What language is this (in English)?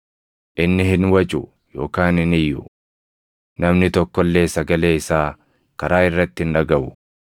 Oromo